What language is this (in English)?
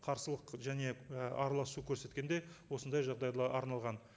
Kazakh